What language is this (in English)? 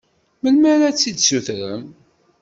Kabyle